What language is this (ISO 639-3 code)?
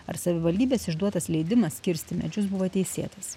lit